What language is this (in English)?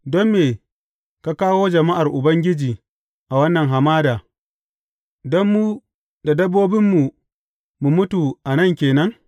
Hausa